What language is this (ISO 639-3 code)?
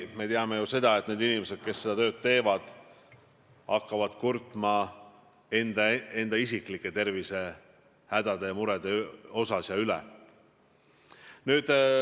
est